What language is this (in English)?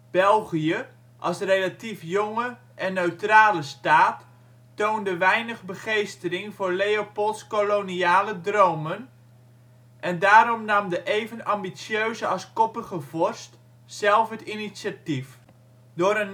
Dutch